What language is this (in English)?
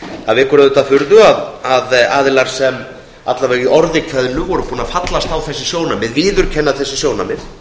Icelandic